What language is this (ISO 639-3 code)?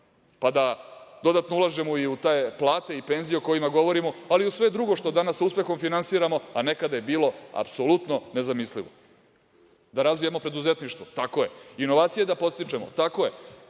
srp